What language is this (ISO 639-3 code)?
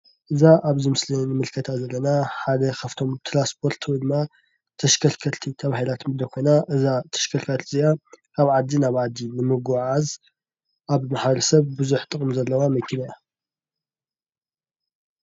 tir